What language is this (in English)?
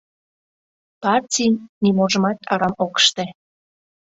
Mari